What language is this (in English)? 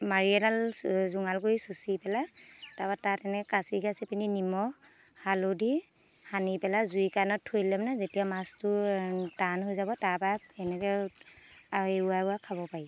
Assamese